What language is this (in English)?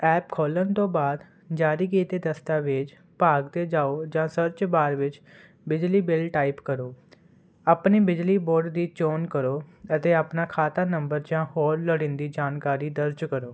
Punjabi